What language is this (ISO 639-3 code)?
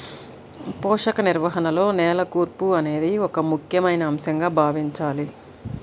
tel